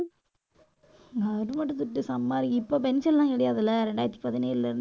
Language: Tamil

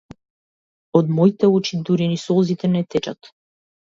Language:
Macedonian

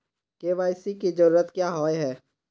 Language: Magahi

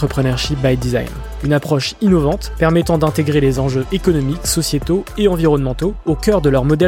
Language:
French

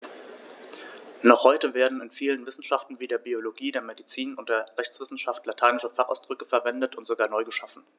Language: German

